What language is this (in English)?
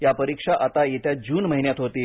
Marathi